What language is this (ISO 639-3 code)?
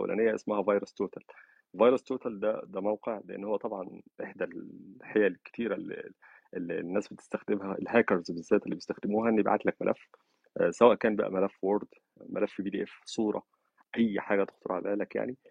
ara